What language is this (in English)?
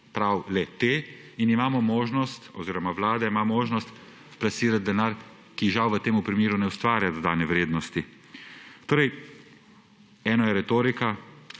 Slovenian